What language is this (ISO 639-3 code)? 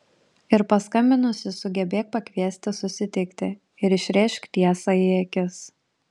lit